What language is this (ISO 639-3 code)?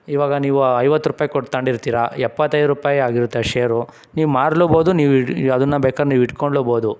kan